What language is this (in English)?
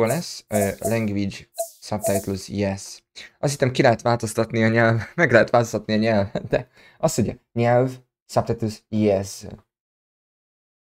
Hungarian